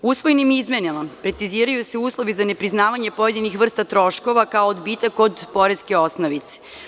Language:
Serbian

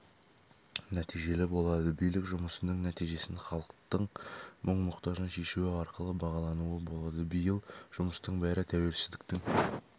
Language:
Kazakh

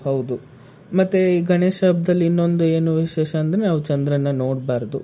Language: Kannada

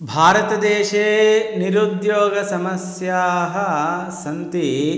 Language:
Sanskrit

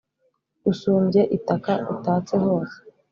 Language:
Kinyarwanda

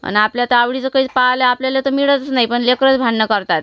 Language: Marathi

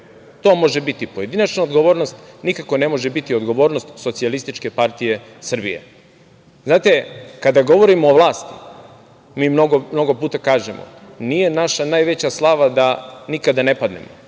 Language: Serbian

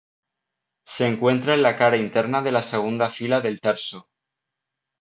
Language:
Spanish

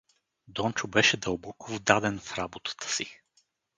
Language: Bulgarian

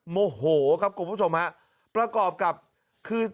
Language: Thai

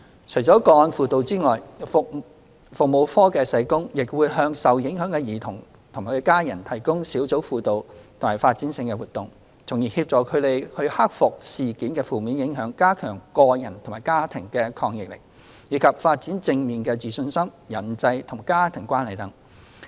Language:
Cantonese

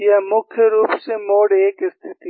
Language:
Hindi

